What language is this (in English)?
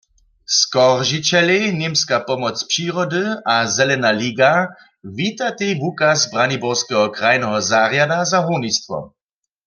Upper Sorbian